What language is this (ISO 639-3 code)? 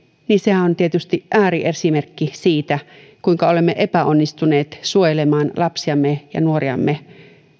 fin